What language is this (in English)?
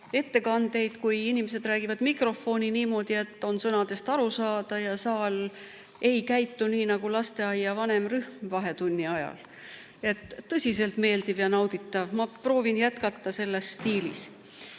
Estonian